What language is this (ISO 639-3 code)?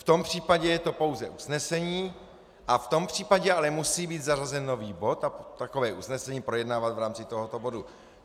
ces